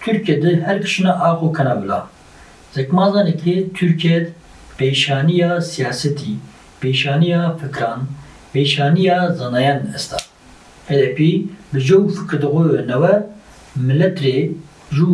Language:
Turkish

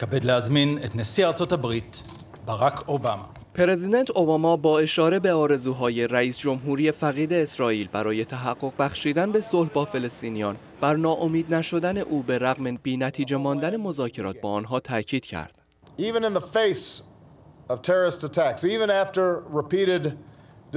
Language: Persian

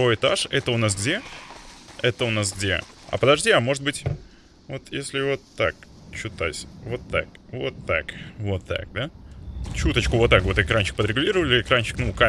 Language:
Russian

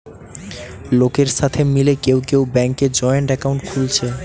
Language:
Bangla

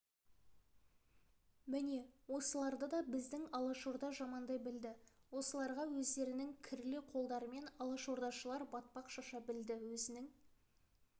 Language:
Kazakh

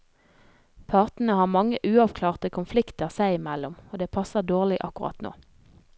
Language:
Norwegian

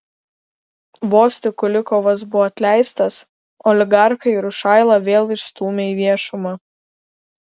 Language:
Lithuanian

